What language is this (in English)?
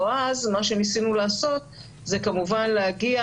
Hebrew